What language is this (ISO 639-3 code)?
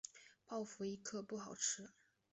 zho